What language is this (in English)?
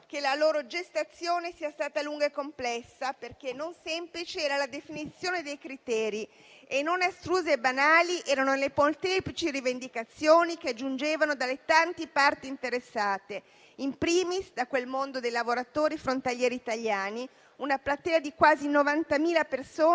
Italian